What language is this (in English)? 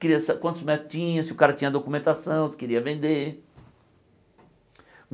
Portuguese